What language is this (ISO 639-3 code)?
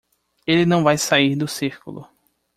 por